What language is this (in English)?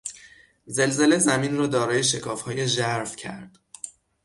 Persian